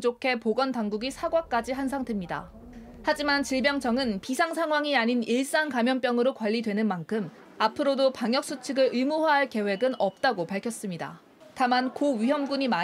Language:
Korean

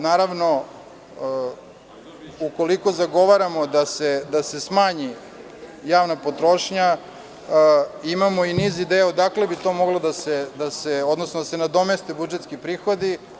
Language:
Serbian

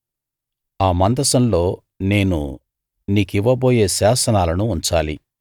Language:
Telugu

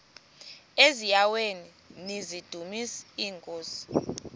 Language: Xhosa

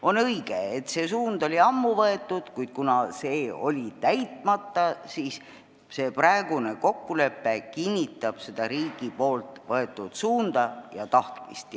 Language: Estonian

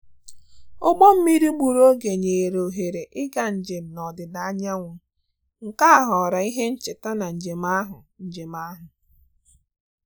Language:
Igbo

